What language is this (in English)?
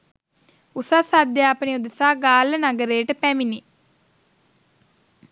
Sinhala